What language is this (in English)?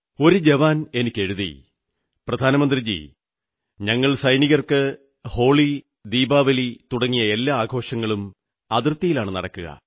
Malayalam